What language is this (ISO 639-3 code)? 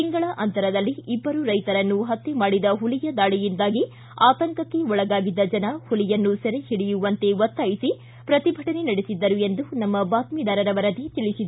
kan